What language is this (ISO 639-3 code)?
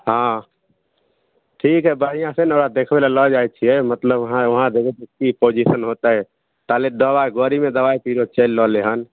mai